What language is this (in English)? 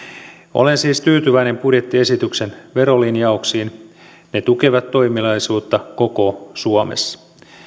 Finnish